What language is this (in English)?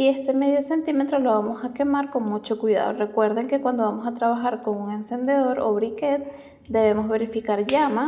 Spanish